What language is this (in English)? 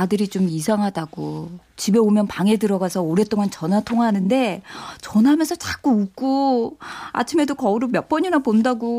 Korean